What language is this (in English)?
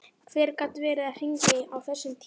Icelandic